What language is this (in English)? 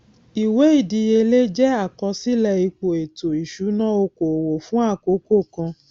Yoruba